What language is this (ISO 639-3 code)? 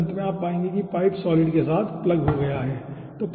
hin